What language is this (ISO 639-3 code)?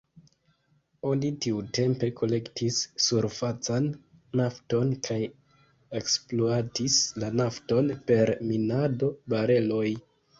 epo